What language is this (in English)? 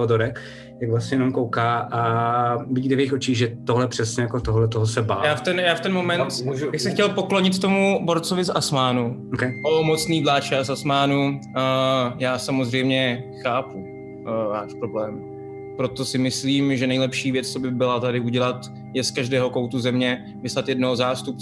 Czech